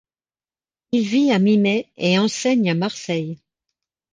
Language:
French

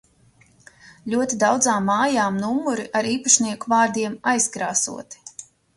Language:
Latvian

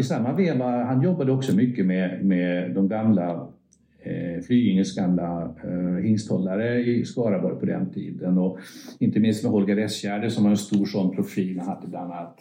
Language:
Swedish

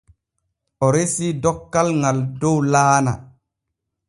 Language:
Borgu Fulfulde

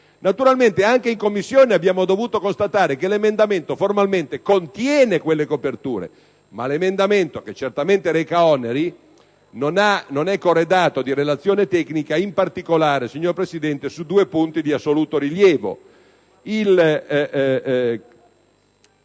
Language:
Italian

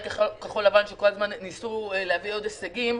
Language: Hebrew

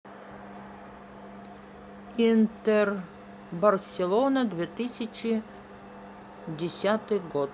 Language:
Russian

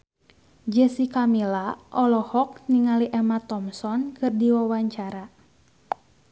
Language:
Sundanese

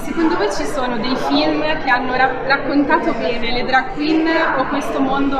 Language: Italian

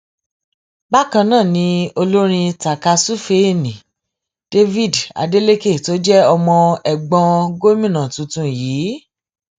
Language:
Yoruba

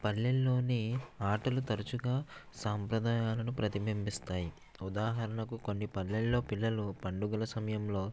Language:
Telugu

